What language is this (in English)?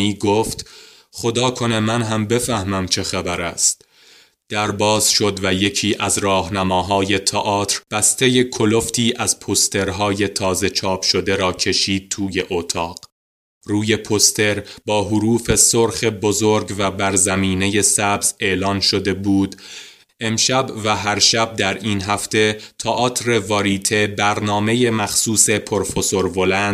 Persian